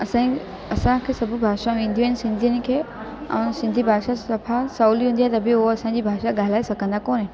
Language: Sindhi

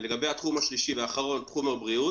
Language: Hebrew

